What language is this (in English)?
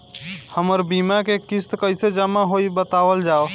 Bhojpuri